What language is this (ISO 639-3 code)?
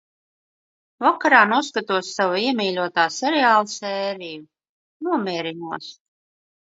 lav